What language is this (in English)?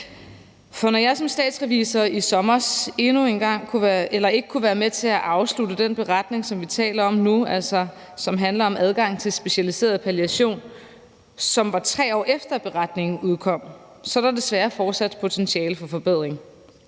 Danish